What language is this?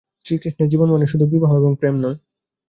Bangla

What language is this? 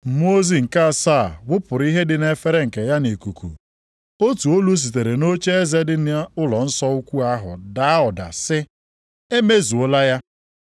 Igbo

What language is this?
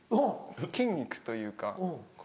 Japanese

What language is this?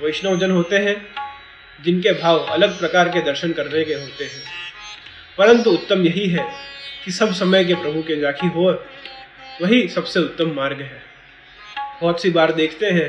Hindi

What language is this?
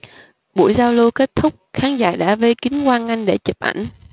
Vietnamese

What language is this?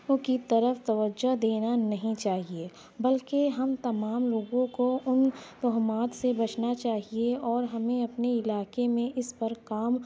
Urdu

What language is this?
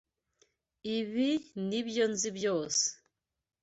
Kinyarwanda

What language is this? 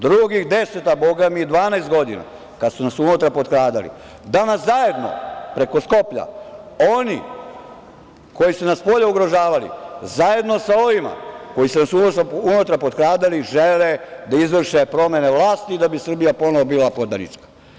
Serbian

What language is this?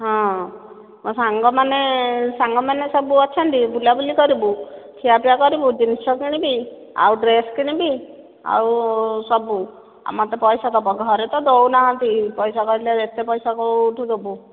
Odia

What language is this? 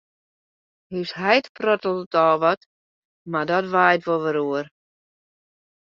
Western Frisian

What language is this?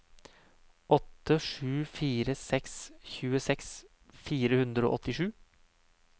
Norwegian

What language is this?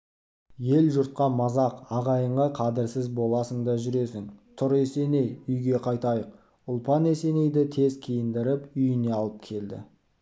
Kazakh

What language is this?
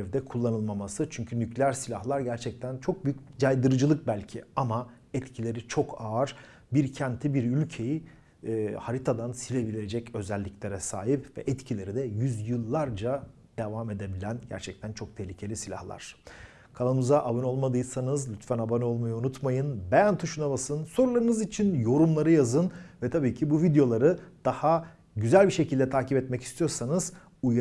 Turkish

